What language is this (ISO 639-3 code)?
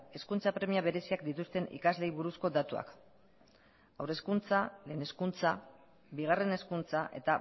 eus